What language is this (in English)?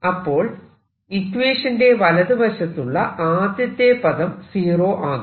Malayalam